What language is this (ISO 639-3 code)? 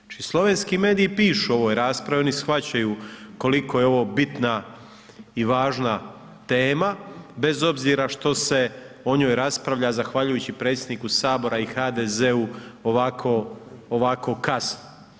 hrv